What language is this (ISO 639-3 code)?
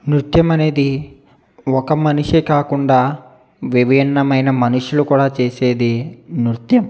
tel